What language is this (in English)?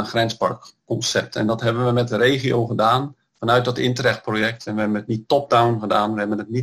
Dutch